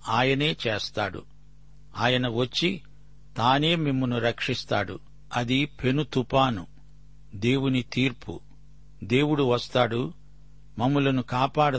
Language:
Telugu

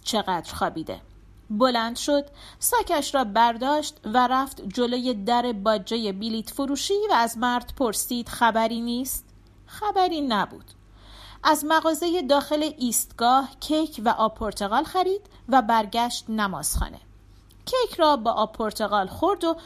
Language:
Persian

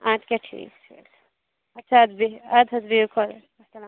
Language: Kashmiri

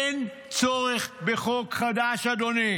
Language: Hebrew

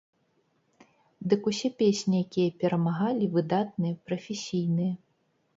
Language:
Belarusian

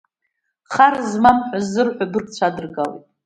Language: Abkhazian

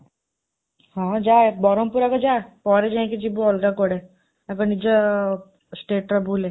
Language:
Odia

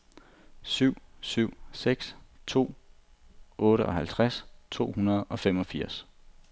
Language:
Danish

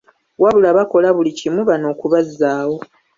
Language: Ganda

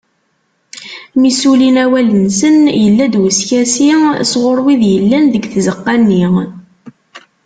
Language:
Kabyle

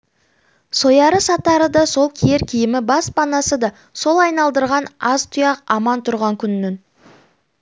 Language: Kazakh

